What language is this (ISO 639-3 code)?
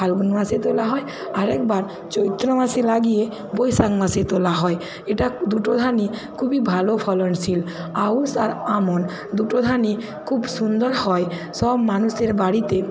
ben